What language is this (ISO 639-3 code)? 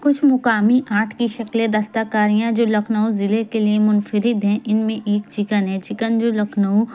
urd